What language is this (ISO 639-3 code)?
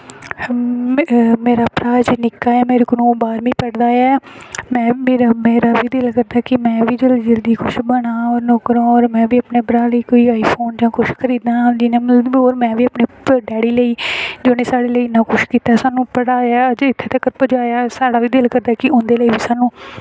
doi